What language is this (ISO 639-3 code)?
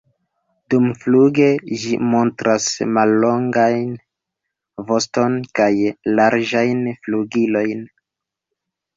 epo